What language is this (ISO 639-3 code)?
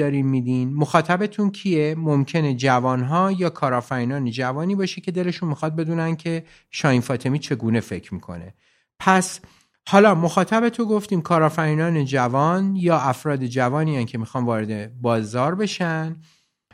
fas